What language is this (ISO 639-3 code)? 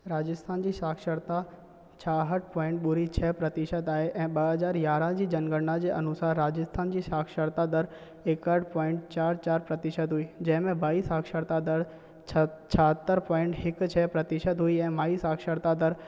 snd